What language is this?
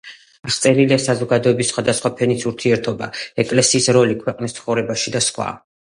Georgian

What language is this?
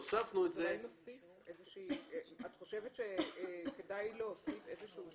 Hebrew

